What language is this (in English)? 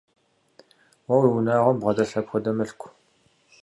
Kabardian